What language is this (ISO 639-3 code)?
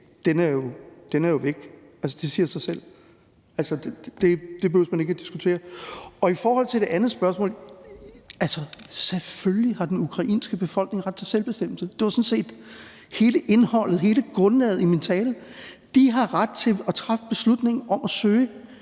dan